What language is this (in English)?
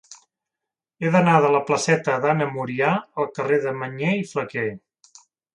Catalan